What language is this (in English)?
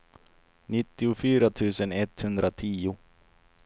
Swedish